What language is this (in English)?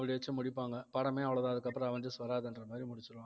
Tamil